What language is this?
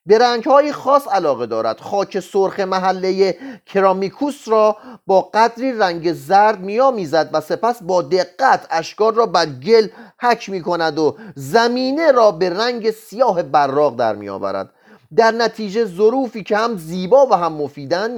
Persian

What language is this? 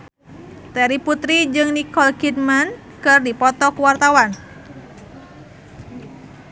Sundanese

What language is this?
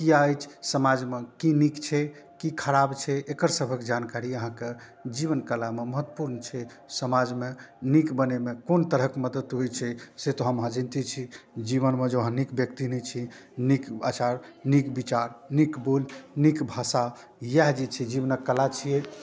Maithili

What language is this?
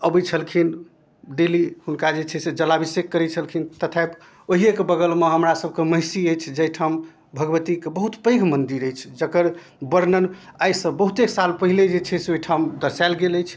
Maithili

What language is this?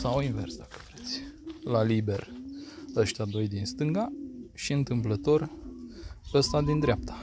Romanian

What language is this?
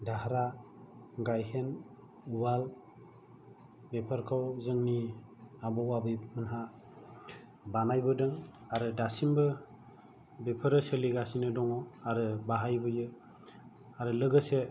Bodo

